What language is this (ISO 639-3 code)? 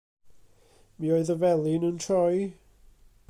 cym